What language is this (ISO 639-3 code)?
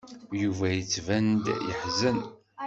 kab